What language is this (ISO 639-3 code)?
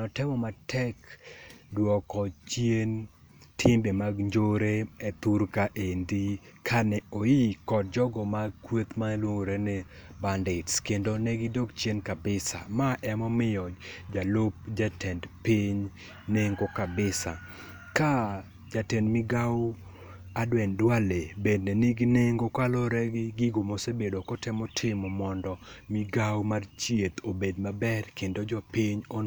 luo